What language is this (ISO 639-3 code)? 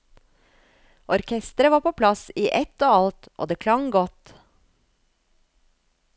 nor